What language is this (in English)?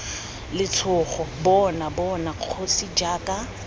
Tswana